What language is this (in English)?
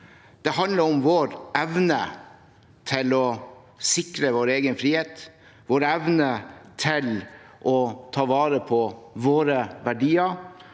Norwegian